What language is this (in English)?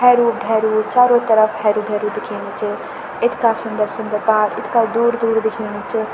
Garhwali